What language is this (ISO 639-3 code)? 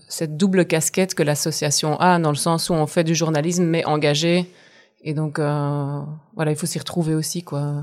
fra